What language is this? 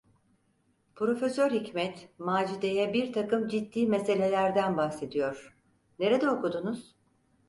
Turkish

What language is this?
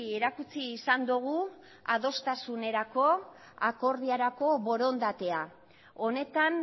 Basque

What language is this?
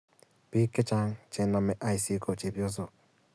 Kalenjin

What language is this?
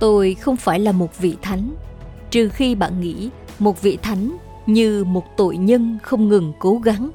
Vietnamese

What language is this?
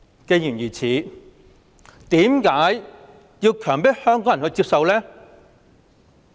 Cantonese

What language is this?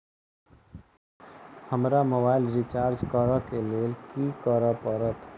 Maithili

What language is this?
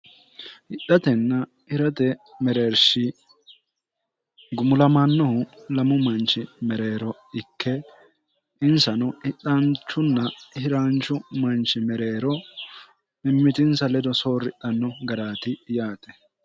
Sidamo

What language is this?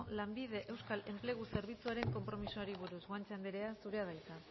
Basque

